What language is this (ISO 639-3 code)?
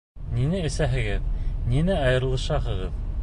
bak